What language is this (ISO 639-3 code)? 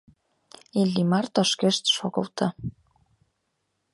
chm